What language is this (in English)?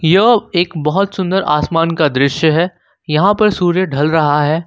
Hindi